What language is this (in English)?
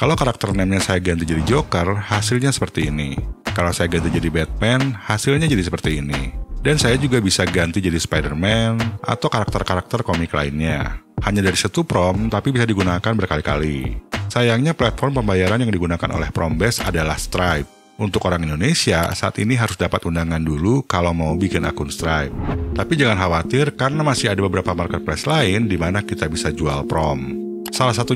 Indonesian